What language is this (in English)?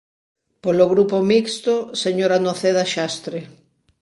Galician